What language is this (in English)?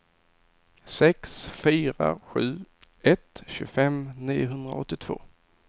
Swedish